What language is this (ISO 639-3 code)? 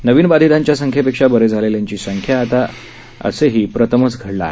mar